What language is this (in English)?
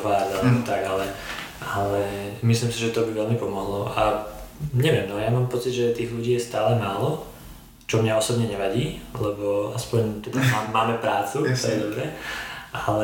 Czech